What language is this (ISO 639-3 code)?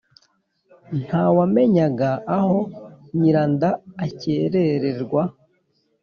kin